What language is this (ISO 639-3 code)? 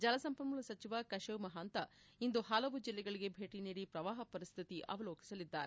kan